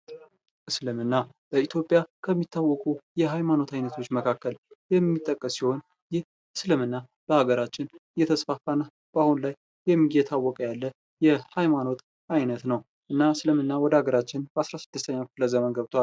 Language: Amharic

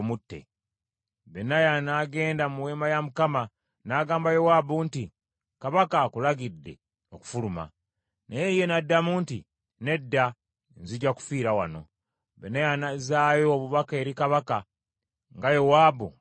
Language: Ganda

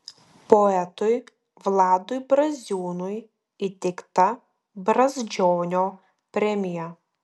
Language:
Lithuanian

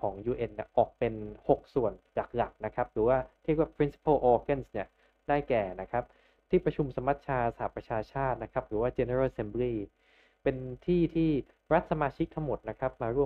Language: Thai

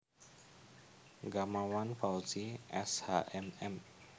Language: Javanese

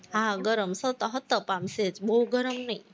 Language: Gujarati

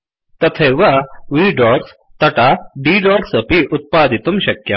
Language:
Sanskrit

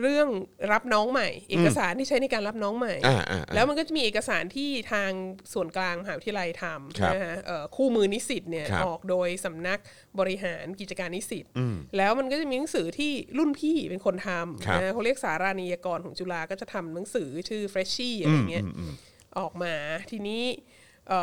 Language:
Thai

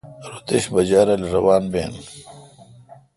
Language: Kalkoti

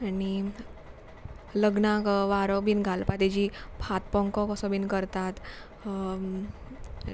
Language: Konkani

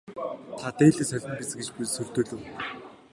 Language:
Mongolian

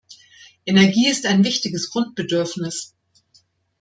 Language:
German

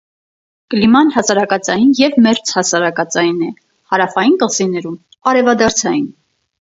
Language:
Armenian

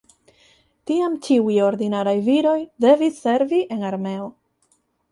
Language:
Esperanto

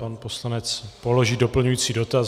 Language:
Czech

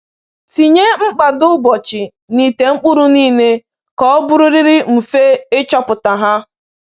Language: Igbo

